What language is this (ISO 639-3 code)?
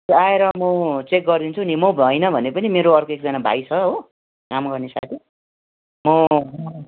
nep